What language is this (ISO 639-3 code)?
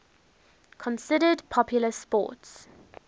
eng